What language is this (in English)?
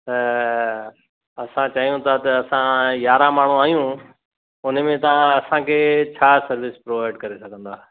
Sindhi